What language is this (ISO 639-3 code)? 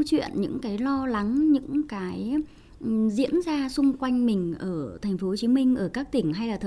vie